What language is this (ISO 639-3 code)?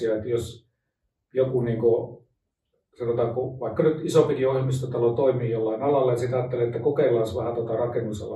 fin